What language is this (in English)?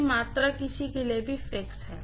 Hindi